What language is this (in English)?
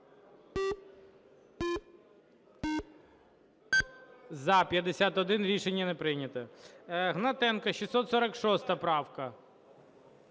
Ukrainian